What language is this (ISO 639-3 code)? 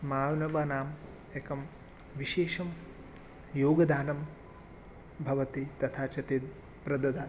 san